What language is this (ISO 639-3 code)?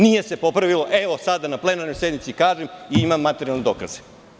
srp